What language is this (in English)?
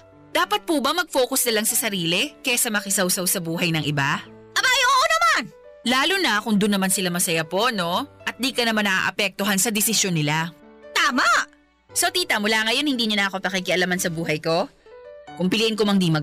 Filipino